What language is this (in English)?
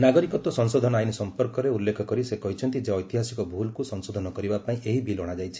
Odia